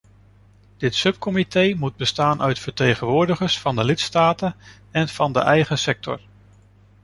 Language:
Dutch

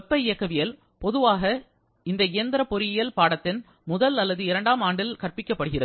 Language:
Tamil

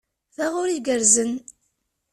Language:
Kabyle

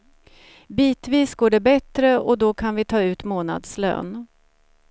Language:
Swedish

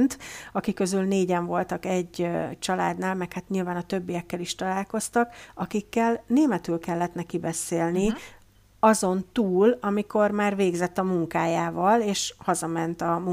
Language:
Hungarian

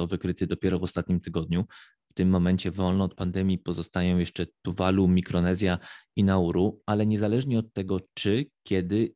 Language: Polish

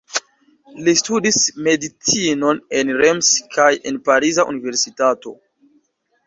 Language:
Esperanto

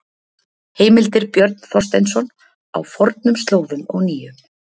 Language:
Icelandic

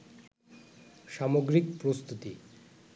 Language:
Bangla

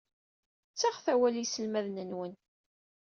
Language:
Kabyle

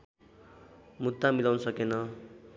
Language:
Nepali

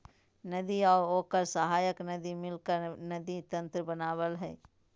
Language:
Magahi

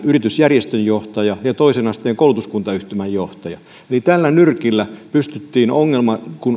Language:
Finnish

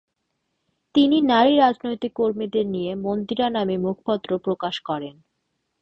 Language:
Bangla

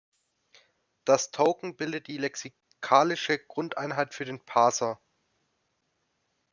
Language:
German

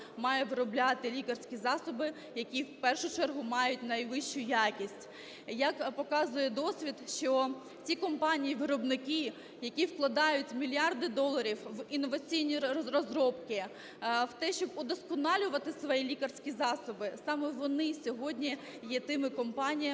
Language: Ukrainian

